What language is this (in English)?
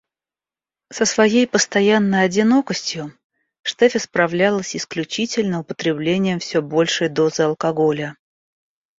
Russian